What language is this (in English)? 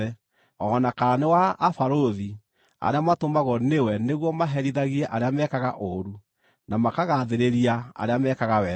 Kikuyu